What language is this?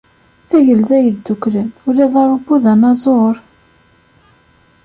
Kabyle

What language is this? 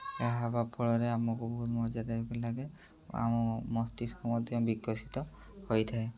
Odia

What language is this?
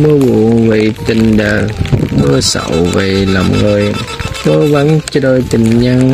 Vietnamese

